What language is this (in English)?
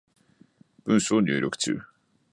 Japanese